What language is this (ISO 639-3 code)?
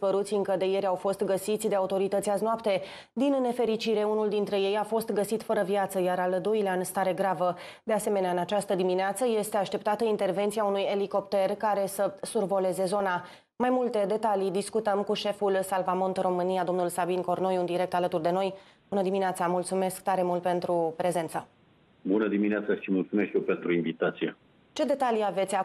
ron